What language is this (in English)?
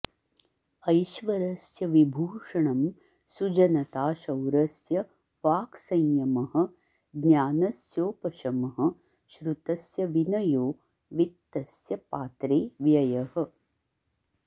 Sanskrit